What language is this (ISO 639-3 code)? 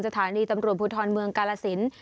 tha